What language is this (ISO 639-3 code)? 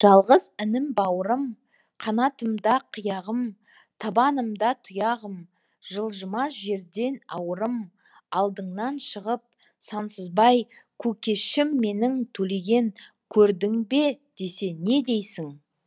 kaz